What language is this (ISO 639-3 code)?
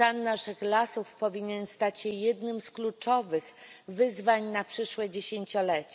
pol